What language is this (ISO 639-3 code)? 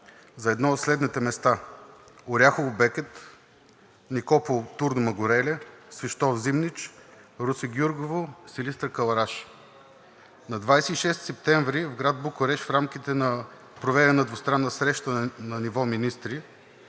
bul